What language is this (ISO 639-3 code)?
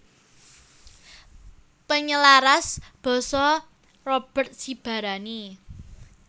jav